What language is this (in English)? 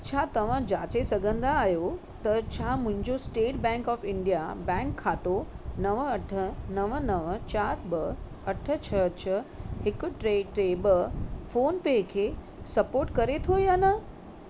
Sindhi